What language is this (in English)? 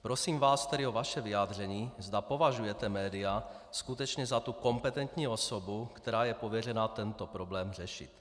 Czech